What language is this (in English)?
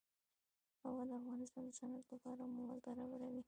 Pashto